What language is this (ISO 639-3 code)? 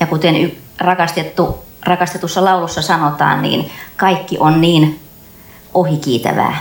fin